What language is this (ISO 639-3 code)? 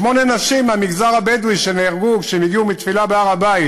heb